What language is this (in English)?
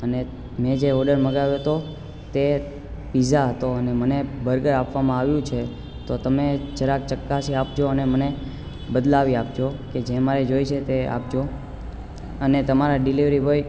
Gujarati